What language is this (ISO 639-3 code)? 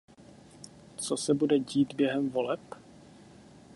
ces